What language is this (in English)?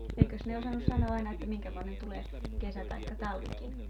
Finnish